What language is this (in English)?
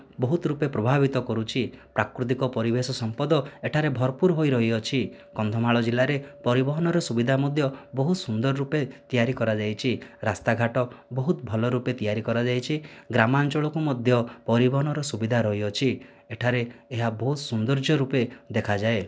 Odia